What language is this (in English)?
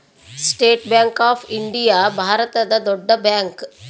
Kannada